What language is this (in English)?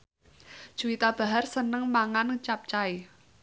Javanese